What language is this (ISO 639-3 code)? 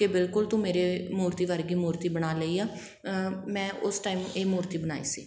pan